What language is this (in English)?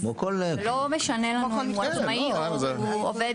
Hebrew